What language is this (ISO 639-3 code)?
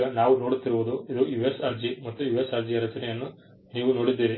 kan